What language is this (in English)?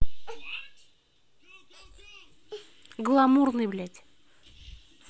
Russian